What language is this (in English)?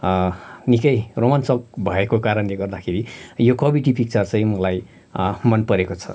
Nepali